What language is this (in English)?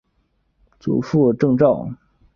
Chinese